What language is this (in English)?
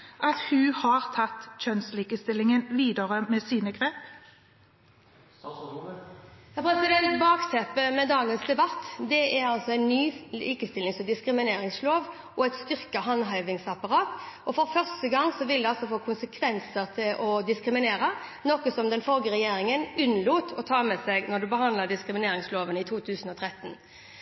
Norwegian Bokmål